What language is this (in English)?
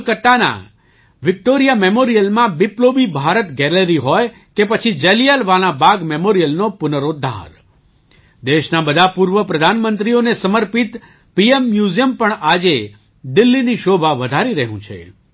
Gujarati